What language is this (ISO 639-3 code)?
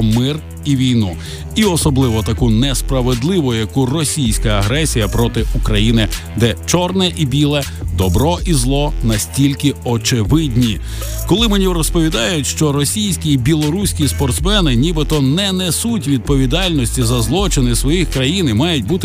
ukr